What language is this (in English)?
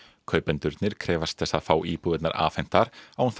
Icelandic